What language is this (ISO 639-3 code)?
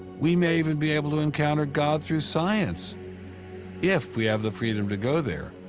eng